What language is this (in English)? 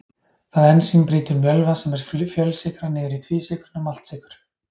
Icelandic